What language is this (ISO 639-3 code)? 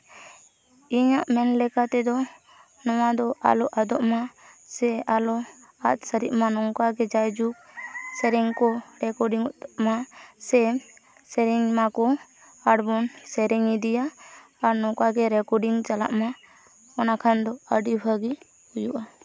sat